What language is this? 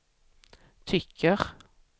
Swedish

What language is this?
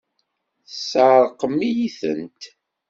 Kabyle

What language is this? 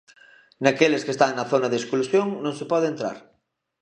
Galician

